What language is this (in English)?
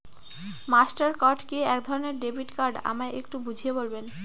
Bangla